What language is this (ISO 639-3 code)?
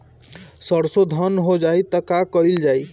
bho